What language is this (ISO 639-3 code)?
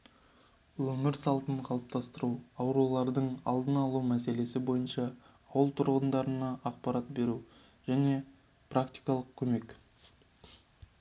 kaz